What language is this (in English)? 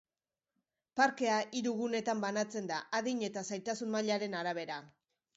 Basque